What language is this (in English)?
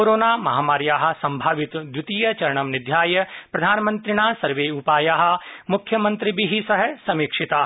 Sanskrit